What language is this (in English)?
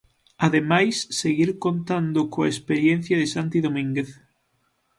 Galician